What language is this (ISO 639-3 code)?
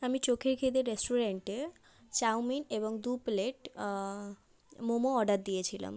ben